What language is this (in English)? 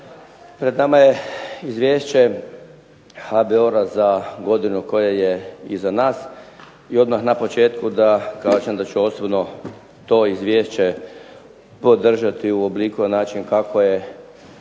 Croatian